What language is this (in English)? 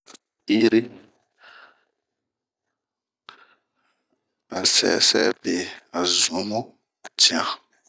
Bomu